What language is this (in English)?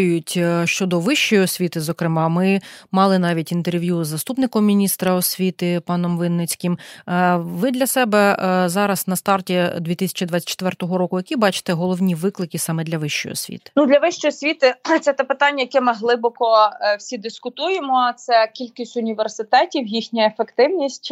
Ukrainian